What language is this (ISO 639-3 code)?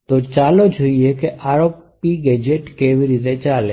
guj